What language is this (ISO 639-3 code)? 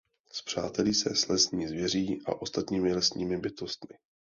ces